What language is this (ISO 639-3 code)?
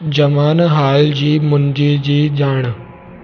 snd